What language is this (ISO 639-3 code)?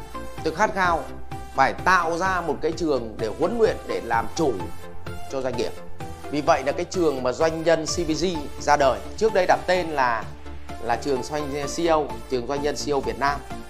vie